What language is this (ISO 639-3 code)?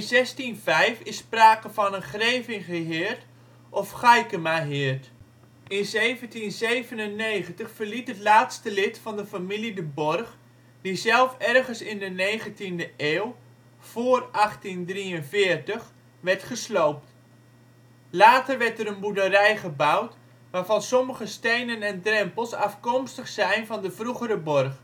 nld